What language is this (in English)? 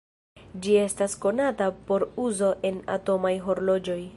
Esperanto